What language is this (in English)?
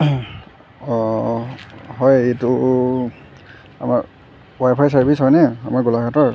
Assamese